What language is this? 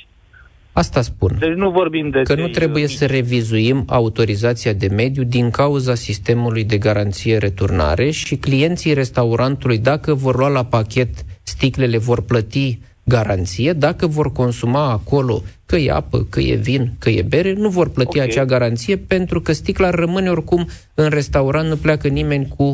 Romanian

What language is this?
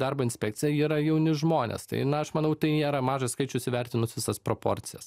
Lithuanian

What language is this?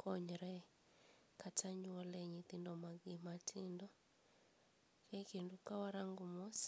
Luo (Kenya and Tanzania)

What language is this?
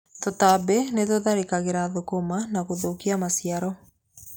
Kikuyu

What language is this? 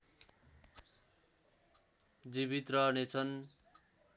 Nepali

